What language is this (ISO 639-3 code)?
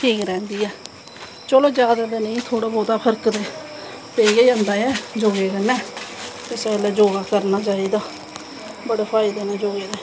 doi